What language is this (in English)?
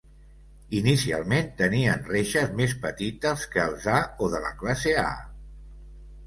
Catalan